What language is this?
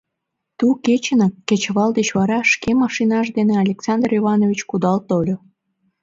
Mari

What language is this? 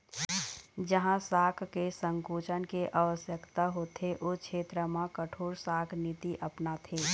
Chhattisgarhi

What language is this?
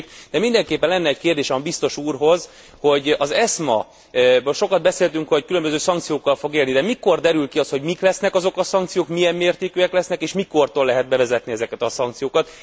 Hungarian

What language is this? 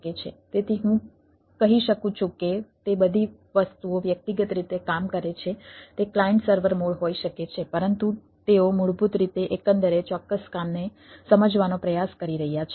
Gujarati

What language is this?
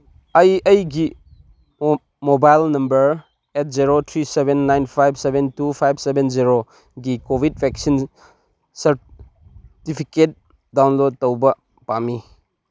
Manipuri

